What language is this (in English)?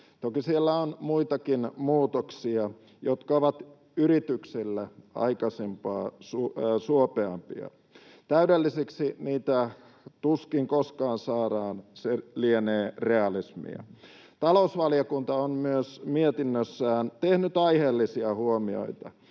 Finnish